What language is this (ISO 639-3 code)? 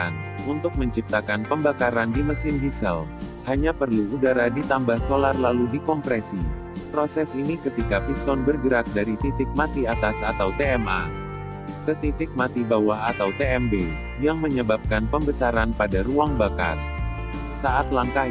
ind